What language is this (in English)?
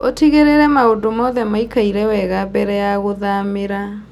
Kikuyu